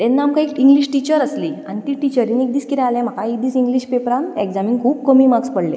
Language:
Konkani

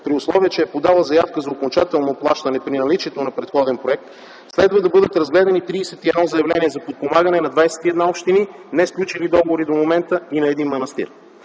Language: Bulgarian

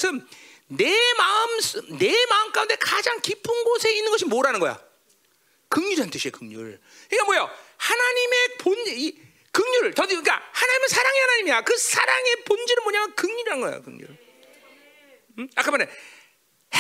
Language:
Korean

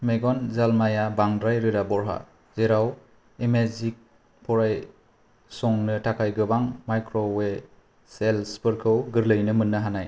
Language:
Bodo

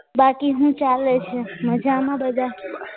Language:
Gujarati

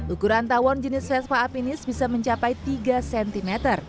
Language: Indonesian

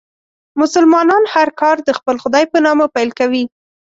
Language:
Pashto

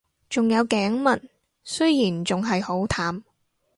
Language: Cantonese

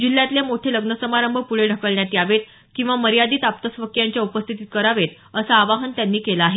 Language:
Marathi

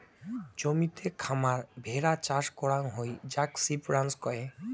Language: Bangla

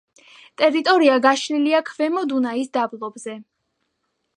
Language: Georgian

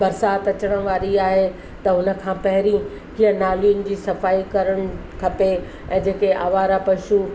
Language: Sindhi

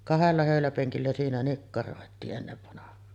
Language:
Finnish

